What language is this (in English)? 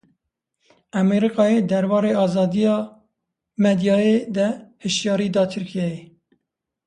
Kurdish